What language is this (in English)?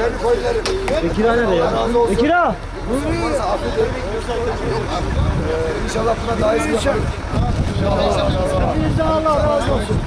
Turkish